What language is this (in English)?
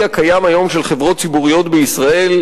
Hebrew